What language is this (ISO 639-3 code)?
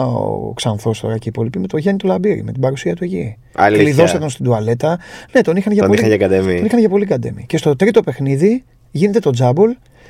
ell